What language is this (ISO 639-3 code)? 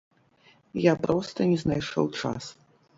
bel